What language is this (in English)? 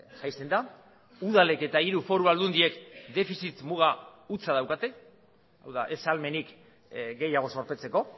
Basque